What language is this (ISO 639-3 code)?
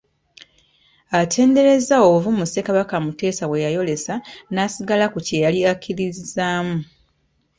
lug